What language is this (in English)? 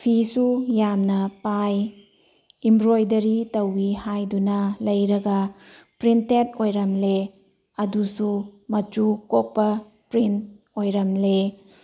Manipuri